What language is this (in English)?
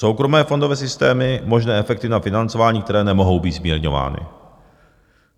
Czech